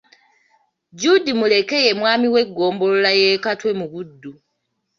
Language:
Ganda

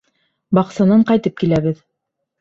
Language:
Bashkir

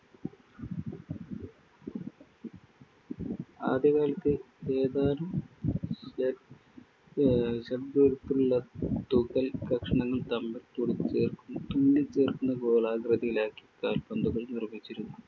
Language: Malayalam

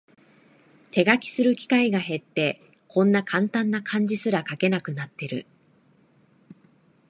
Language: Japanese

